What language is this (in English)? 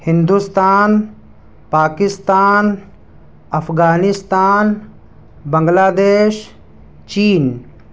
Urdu